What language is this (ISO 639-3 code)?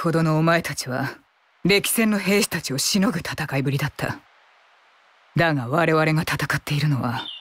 jpn